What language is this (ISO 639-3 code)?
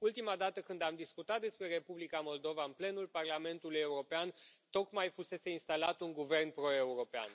ron